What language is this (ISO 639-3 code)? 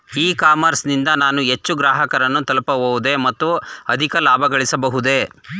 kan